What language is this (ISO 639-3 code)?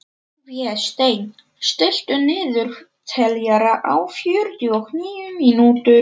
isl